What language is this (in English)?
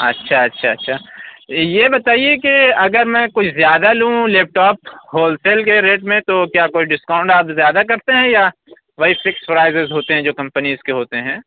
Urdu